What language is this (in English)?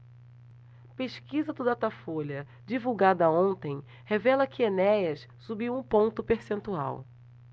Portuguese